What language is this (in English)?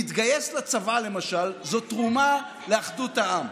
Hebrew